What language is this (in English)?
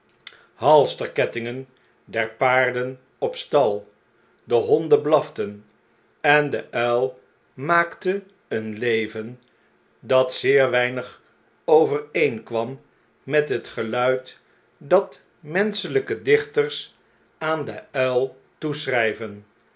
Dutch